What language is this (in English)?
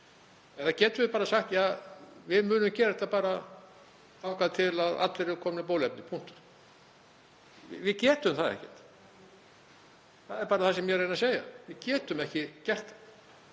Icelandic